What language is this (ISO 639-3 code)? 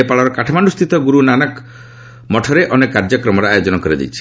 ori